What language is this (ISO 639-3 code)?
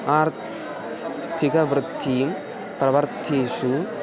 san